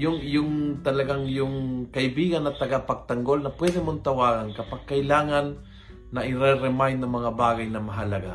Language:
Filipino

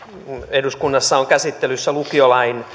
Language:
Finnish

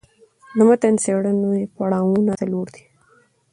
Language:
Pashto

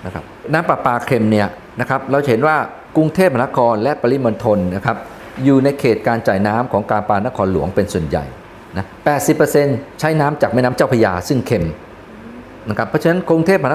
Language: Thai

